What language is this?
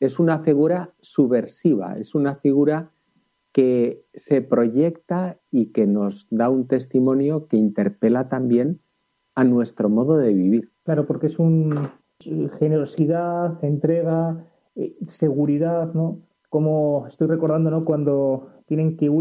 Spanish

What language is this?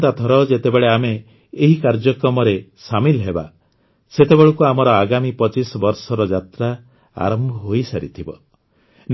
Odia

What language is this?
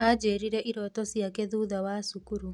Kikuyu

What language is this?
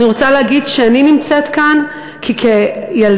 Hebrew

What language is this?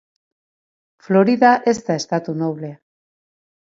Basque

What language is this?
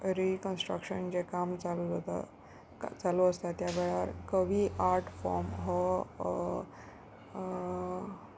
Konkani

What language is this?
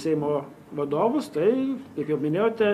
Lithuanian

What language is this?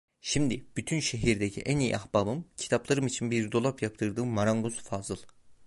Turkish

